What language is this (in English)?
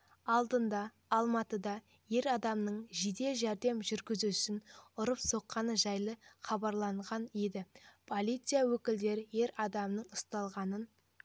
Kazakh